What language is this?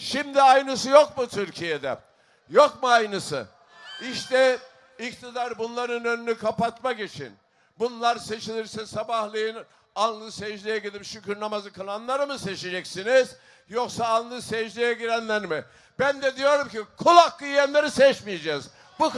Turkish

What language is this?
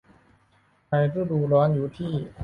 Thai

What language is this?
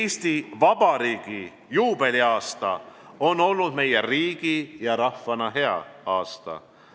Estonian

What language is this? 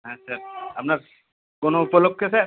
Bangla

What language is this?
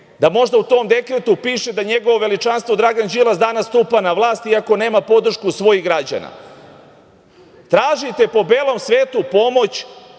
Serbian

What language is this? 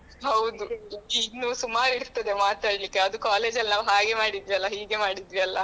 Kannada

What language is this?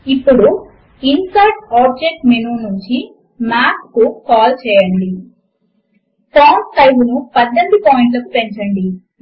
Telugu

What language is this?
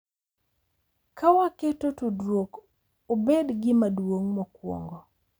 Luo (Kenya and Tanzania)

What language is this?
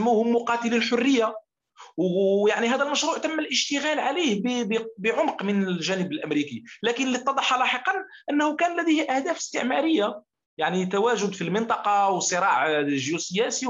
Arabic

